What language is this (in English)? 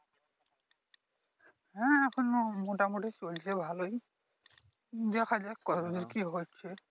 Bangla